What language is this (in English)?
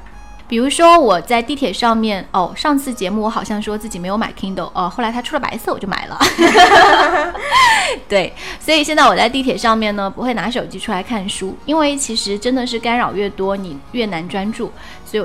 Chinese